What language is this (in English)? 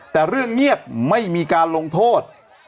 Thai